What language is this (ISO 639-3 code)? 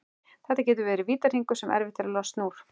isl